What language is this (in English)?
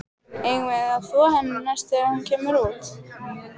Icelandic